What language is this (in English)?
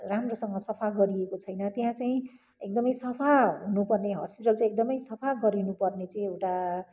Nepali